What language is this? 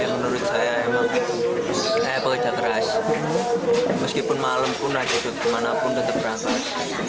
Indonesian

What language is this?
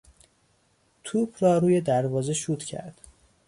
Persian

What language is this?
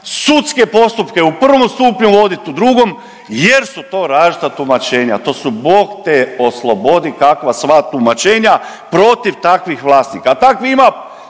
Croatian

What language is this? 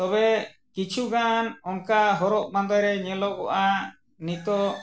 Santali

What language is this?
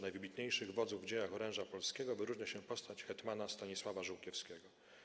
Polish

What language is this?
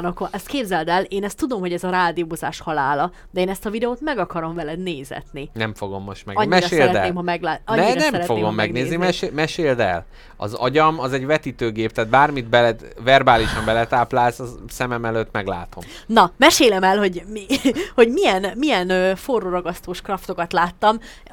Hungarian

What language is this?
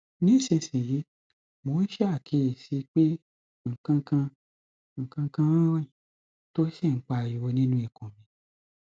Yoruba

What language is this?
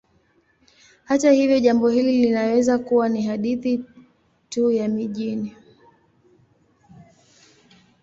Swahili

